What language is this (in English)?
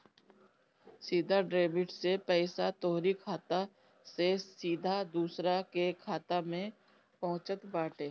Bhojpuri